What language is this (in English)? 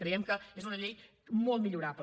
Catalan